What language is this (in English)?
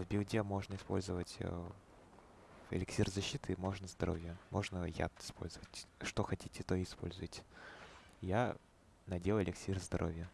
Russian